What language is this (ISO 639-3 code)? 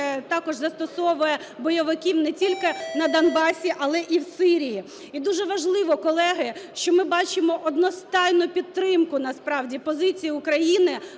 ukr